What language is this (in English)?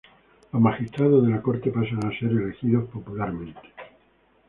Spanish